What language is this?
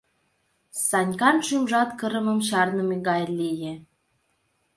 Mari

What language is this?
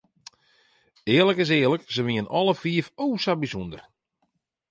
Western Frisian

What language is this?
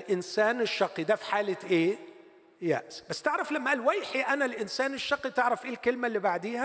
Arabic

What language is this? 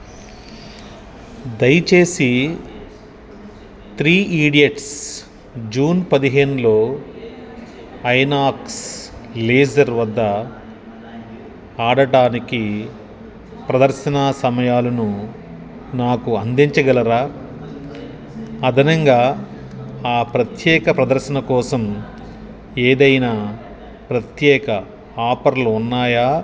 Telugu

